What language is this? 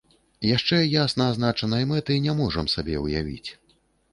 Belarusian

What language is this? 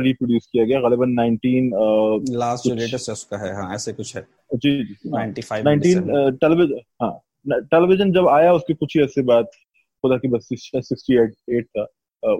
Urdu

